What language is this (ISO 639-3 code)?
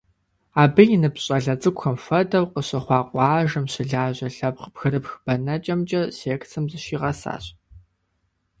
kbd